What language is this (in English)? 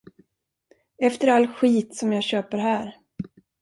Swedish